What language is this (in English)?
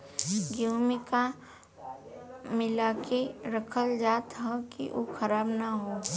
Bhojpuri